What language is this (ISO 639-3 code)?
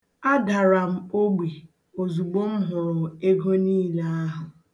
ibo